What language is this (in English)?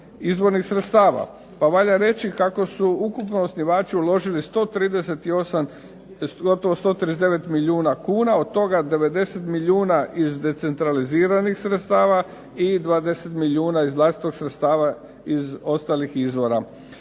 Croatian